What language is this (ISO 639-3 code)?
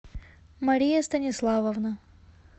rus